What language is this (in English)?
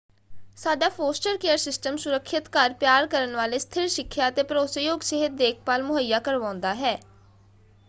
Punjabi